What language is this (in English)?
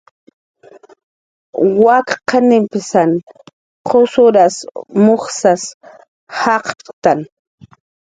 Jaqaru